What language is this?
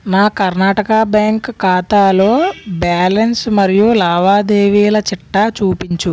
Telugu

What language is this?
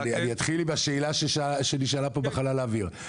Hebrew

